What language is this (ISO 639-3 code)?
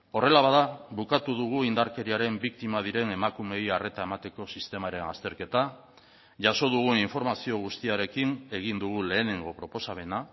eus